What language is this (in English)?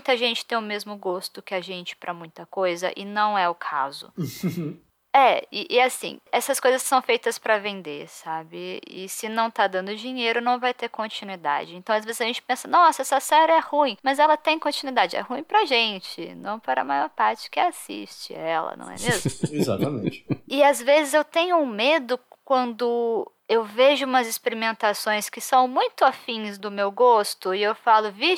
Portuguese